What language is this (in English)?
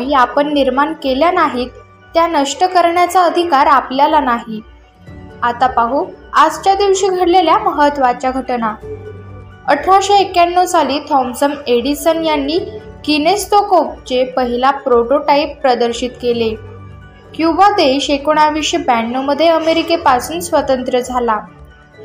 Marathi